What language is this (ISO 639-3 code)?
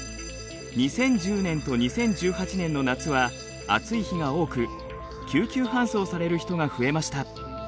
jpn